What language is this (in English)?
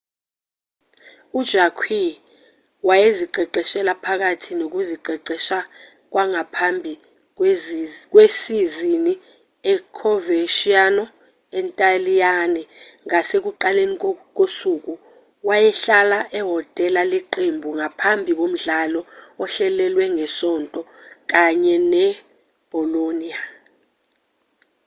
Zulu